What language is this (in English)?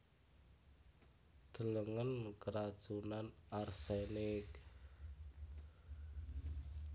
Javanese